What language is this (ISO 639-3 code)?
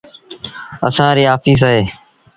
sbn